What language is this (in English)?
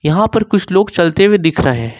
Hindi